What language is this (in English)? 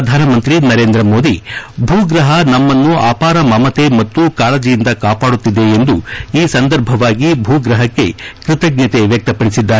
Kannada